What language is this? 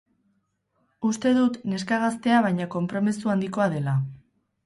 Basque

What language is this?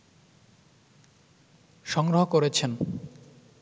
Bangla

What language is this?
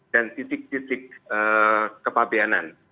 Indonesian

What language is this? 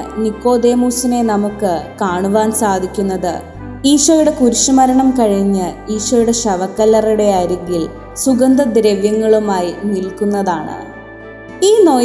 Malayalam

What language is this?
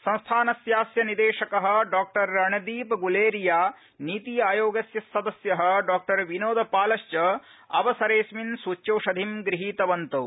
Sanskrit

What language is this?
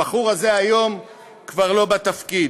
Hebrew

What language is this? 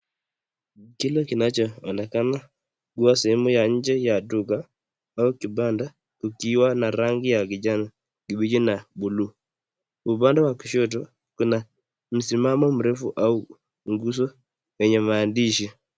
Swahili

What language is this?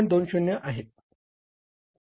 Marathi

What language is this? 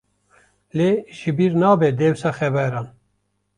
Kurdish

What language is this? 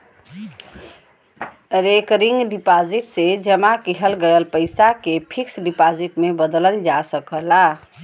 Bhojpuri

